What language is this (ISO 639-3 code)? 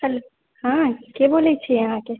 mai